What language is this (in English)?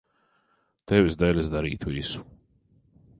Latvian